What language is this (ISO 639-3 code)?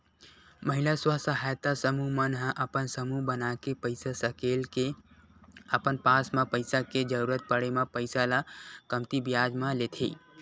hne